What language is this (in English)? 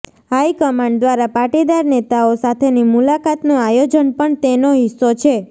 Gujarati